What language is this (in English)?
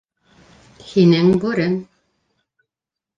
Bashkir